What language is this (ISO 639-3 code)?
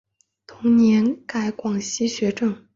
zho